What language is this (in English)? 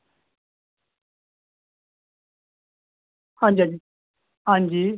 Dogri